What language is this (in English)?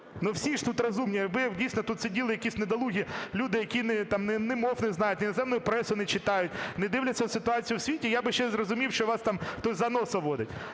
Ukrainian